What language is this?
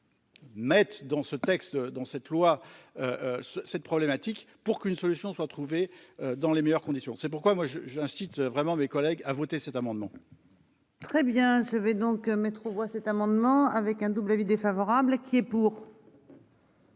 French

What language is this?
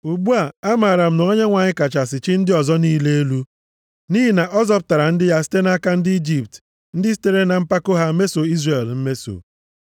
Igbo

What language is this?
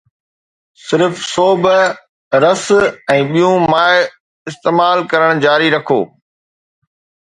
Sindhi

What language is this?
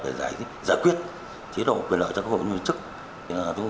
Vietnamese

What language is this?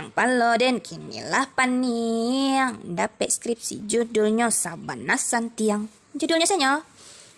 Indonesian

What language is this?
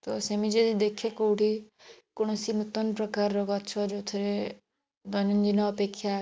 Odia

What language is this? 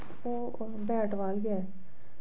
Dogri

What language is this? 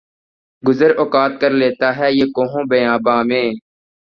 Urdu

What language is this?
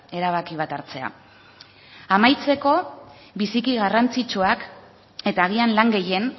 Basque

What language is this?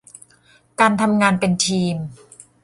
Thai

